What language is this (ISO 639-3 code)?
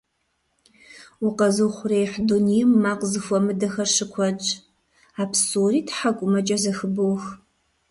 kbd